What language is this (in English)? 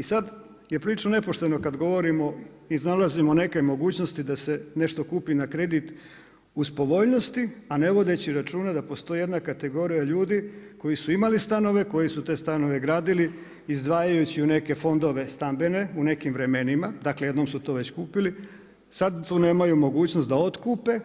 Croatian